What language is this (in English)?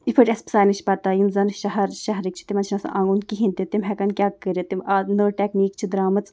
Kashmiri